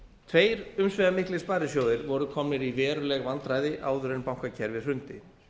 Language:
Icelandic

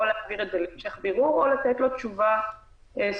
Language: Hebrew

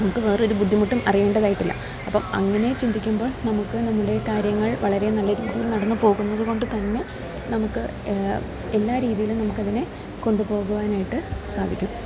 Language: Malayalam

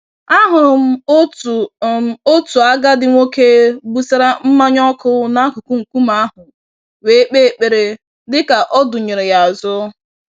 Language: Igbo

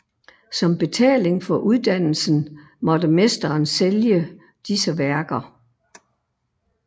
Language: Danish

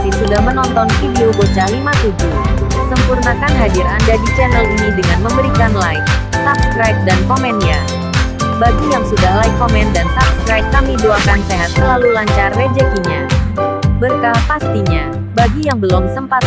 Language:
Indonesian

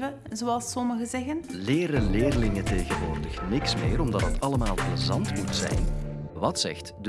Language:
Dutch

